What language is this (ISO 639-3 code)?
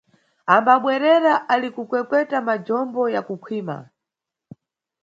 nyu